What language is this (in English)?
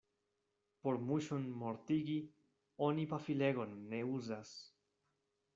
Esperanto